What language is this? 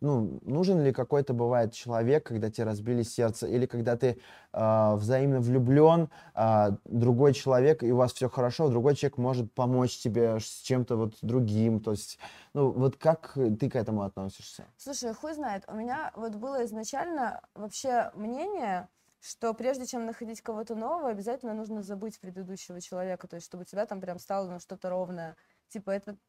Russian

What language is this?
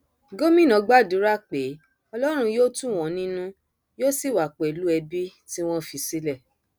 Yoruba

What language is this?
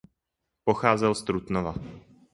Czech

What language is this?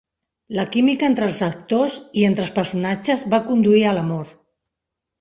Catalan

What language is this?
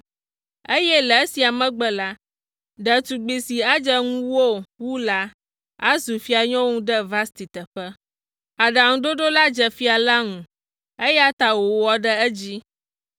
Ewe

